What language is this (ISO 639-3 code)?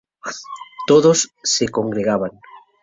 spa